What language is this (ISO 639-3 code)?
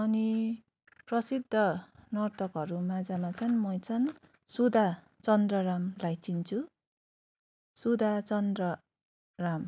nep